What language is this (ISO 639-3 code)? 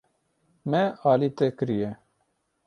kur